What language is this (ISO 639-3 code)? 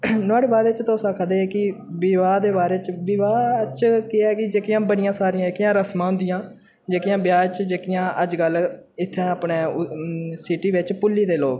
doi